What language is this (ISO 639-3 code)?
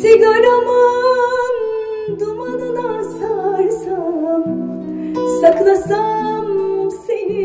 tur